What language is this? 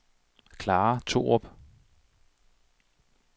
Danish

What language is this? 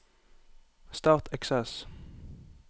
Norwegian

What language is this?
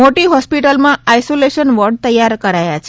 Gujarati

